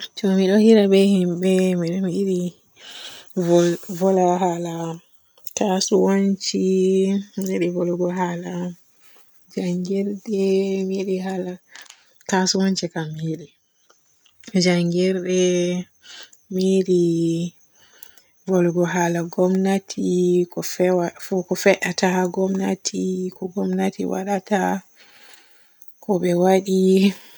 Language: Borgu Fulfulde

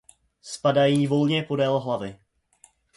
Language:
Czech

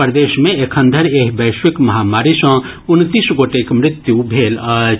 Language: Maithili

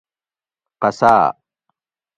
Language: Gawri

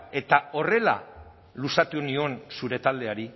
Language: Basque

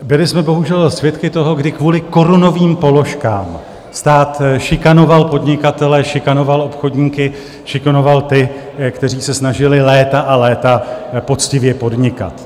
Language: Czech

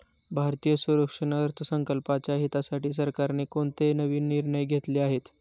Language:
Marathi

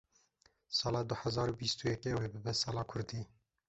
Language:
Kurdish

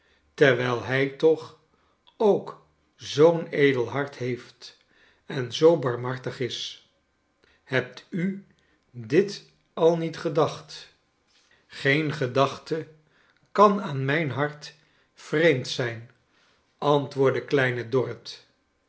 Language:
Dutch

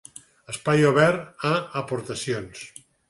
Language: Catalan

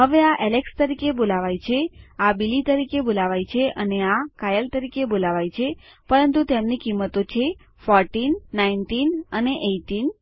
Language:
Gujarati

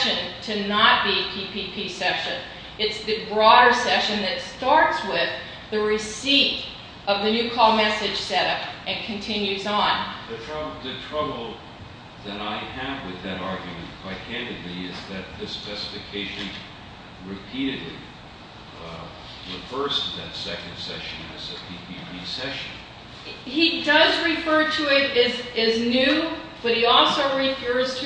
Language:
English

